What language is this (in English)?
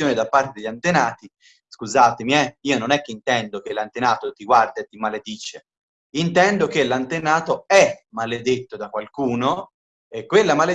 Italian